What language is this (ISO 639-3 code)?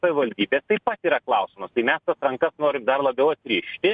lit